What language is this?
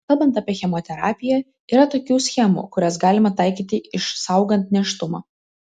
Lithuanian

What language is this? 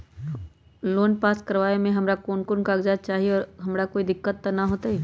Magahi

